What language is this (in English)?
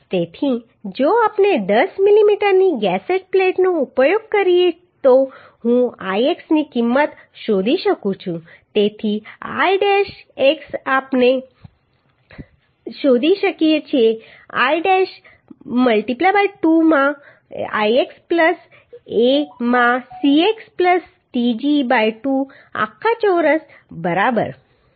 Gujarati